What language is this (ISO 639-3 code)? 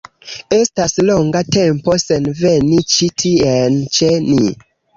epo